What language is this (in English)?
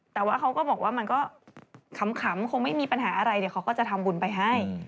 Thai